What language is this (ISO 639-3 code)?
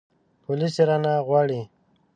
pus